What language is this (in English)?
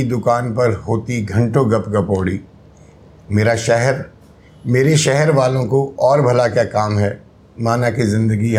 Hindi